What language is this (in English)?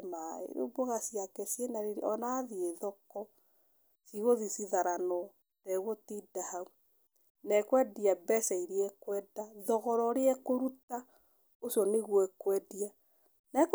Kikuyu